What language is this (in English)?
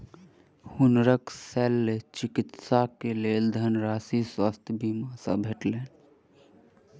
Maithili